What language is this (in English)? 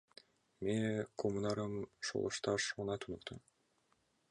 Mari